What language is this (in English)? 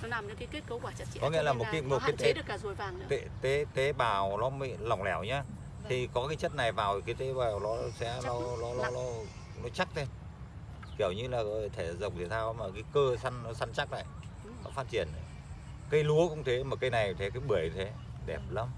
Vietnamese